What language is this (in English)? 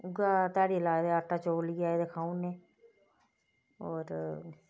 Dogri